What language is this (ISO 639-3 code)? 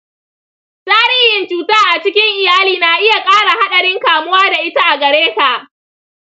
hau